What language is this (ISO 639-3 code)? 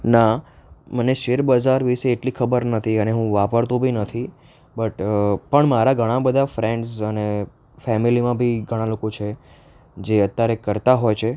guj